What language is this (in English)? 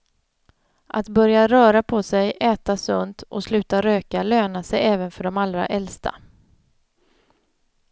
Swedish